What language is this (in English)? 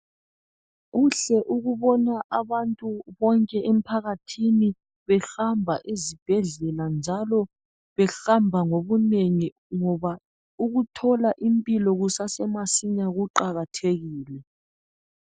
North Ndebele